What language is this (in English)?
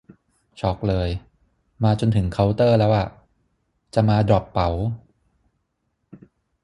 Thai